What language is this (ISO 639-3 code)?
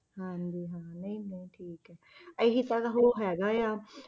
pan